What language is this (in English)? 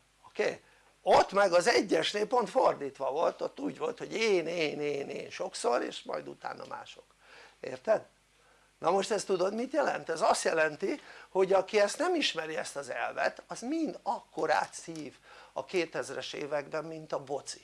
Hungarian